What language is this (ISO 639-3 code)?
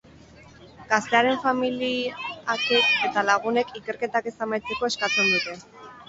eus